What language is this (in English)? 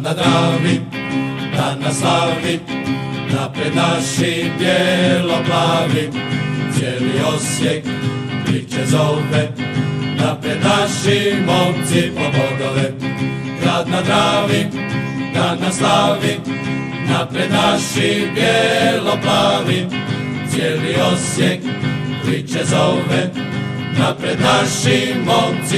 Croatian